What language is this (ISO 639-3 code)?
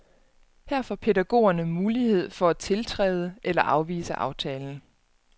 dan